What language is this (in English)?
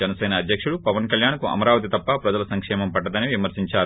Telugu